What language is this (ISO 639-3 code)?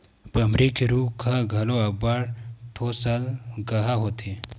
hne